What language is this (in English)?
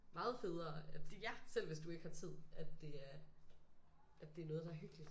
Danish